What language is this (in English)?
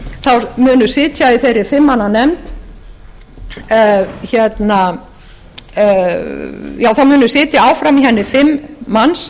Icelandic